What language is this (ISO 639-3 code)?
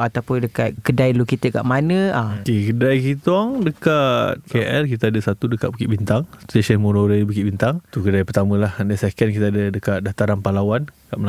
msa